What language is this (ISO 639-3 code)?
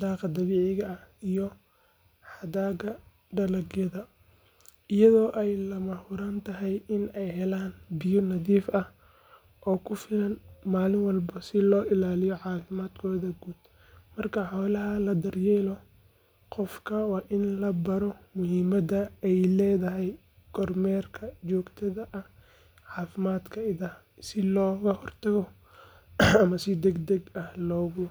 som